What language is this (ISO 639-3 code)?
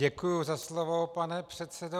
ces